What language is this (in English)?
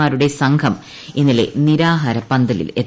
Malayalam